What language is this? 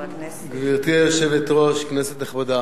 Hebrew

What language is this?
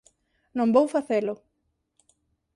Galician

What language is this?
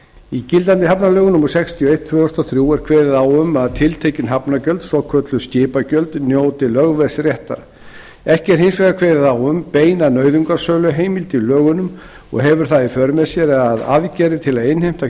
Icelandic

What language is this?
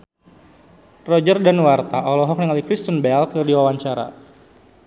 Sundanese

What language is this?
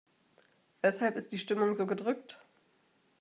German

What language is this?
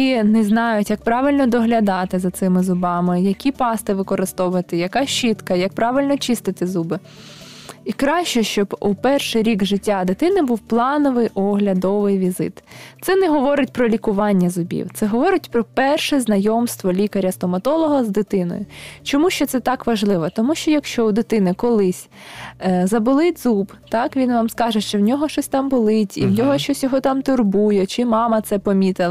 Ukrainian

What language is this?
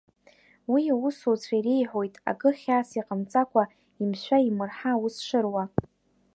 Abkhazian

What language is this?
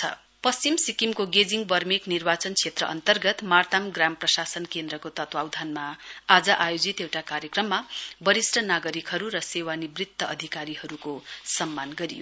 Nepali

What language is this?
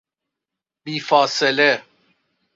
Persian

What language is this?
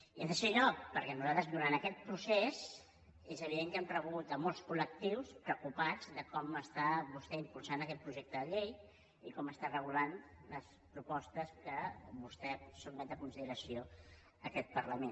Catalan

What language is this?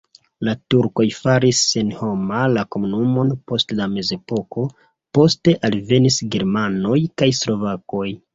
Esperanto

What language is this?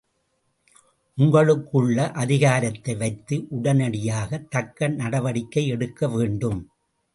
Tamil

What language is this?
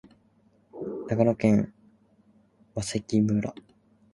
Japanese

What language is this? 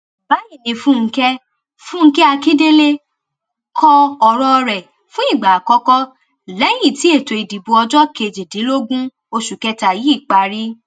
Yoruba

